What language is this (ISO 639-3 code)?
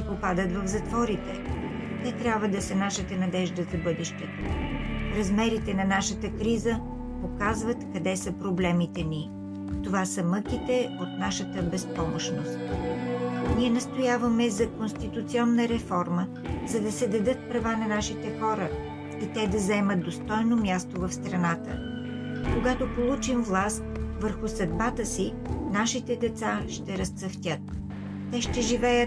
bul